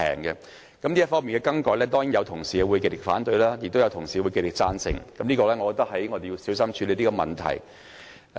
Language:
Cantonese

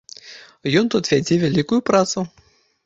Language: Belarusian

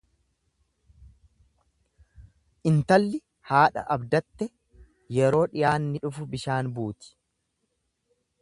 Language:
Oromo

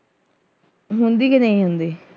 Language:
Punjabi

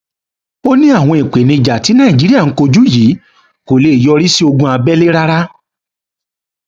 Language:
Yoruba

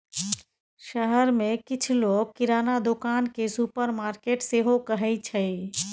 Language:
Maithili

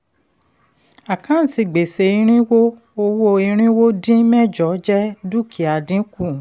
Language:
Yoruba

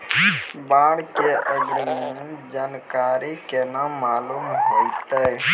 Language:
Maithili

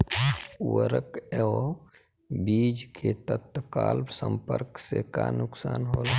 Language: Bhojpuri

